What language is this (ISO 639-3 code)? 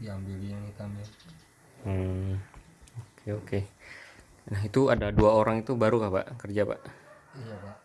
ind